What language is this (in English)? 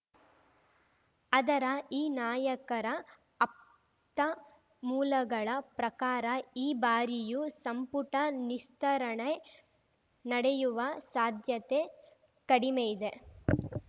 Kannada